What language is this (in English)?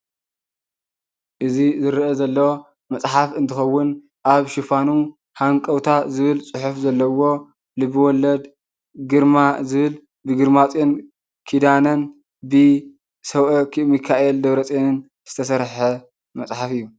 Tigrinya